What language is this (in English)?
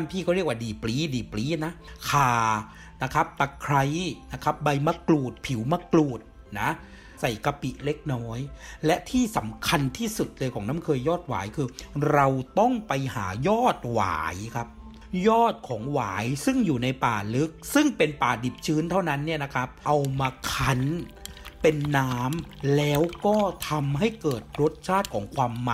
Thai